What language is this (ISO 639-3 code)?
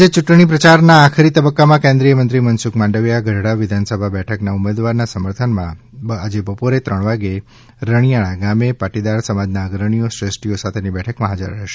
guj